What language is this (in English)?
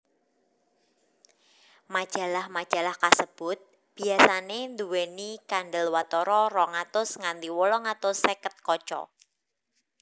Javanese